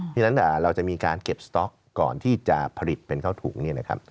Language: Thai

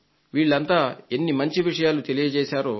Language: Telugu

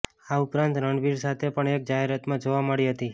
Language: Gujarati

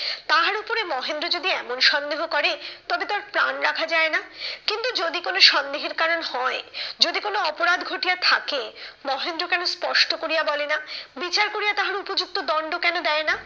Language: Bangla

